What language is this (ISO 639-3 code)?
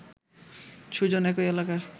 ben